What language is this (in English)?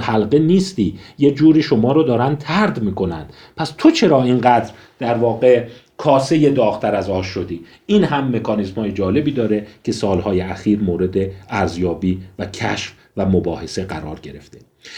Persian